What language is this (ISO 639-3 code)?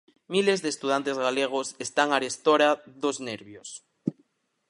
glg